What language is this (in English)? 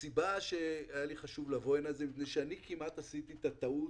Hebrew